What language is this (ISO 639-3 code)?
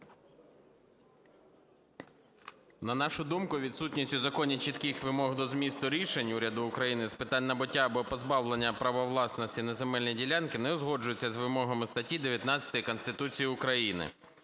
ukr